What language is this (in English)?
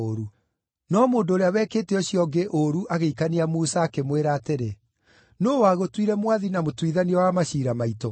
Kikuyu